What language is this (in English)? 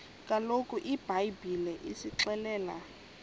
Xhosa